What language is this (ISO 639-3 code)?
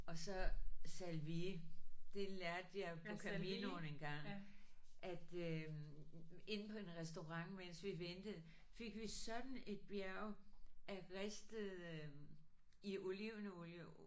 dan